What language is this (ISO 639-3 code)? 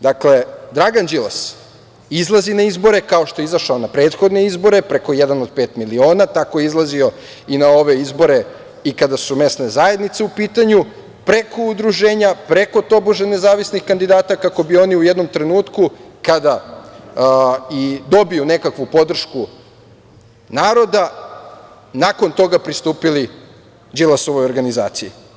srp